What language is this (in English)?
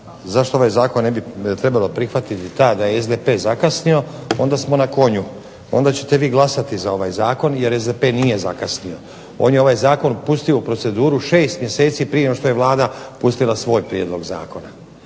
Croatian